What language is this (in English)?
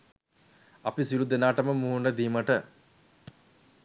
Sinhala